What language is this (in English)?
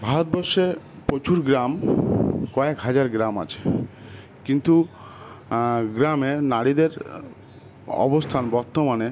Bangla